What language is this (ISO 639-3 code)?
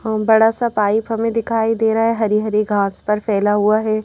hin